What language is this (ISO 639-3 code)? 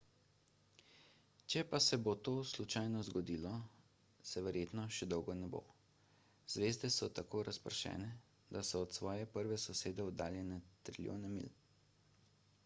slv